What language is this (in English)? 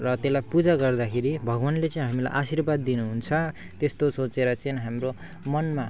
Nepali